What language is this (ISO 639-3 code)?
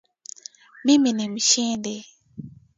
swa